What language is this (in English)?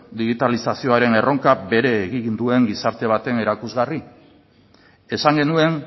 Basque